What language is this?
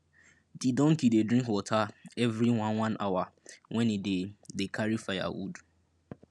Nigerian Pidgin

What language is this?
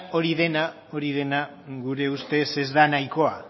Basque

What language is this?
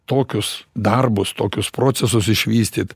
Lithuanian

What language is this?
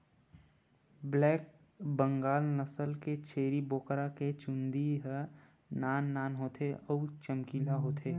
Chhattisgarhi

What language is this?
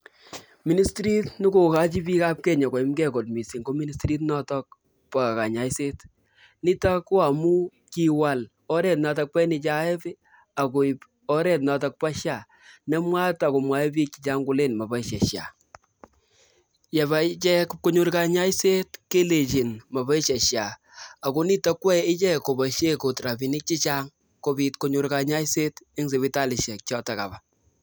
Kalenjin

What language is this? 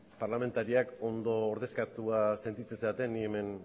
Basque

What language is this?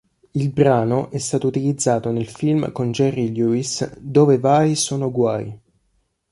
Italian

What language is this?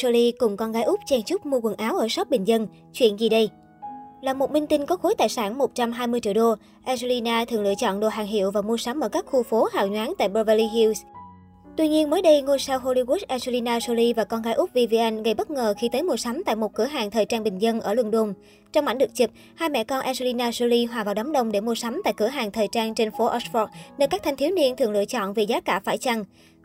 Vietnamese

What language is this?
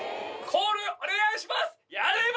Japanese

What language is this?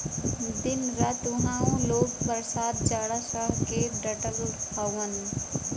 Bhojpuri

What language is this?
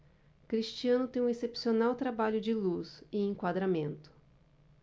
Portuguese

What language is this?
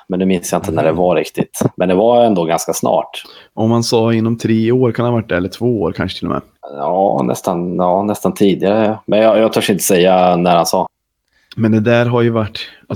Swedish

